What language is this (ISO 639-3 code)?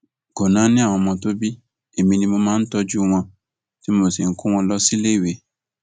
yor